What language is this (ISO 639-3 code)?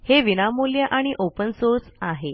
mar